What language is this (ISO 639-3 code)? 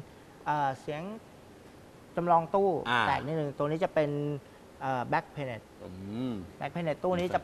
tha